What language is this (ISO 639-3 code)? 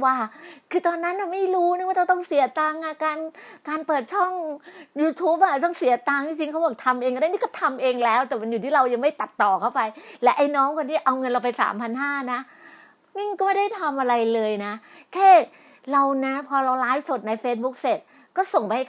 tha